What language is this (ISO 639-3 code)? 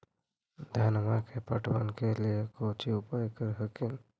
mag